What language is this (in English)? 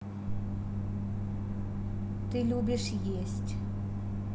Russian